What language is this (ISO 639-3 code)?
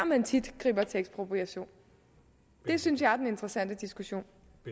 dan